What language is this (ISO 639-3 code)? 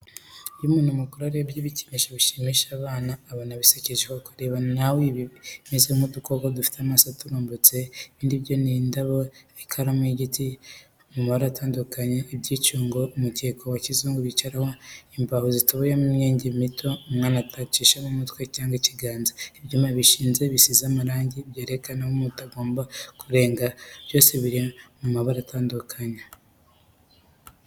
kin